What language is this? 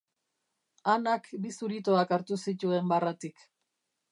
Basque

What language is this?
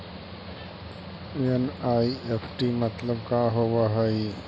Magahi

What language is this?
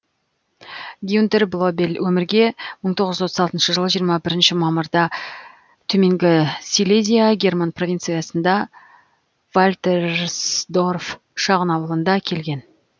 Kazakh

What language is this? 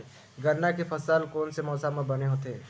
Chhattisgarhi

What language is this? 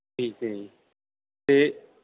Punjabi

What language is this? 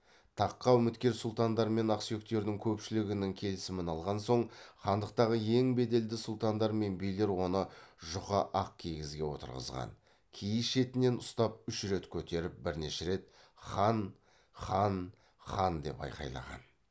Kazakh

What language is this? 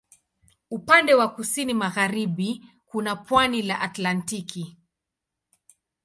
Swahili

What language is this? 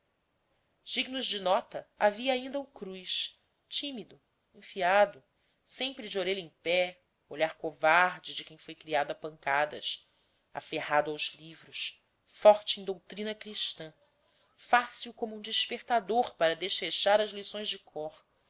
Portuguese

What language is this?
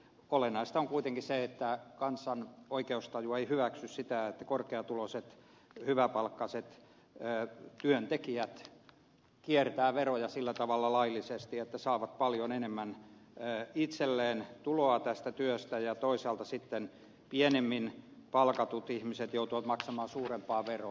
Finnish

